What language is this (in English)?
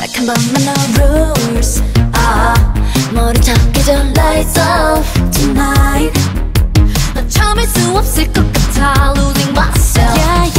Thai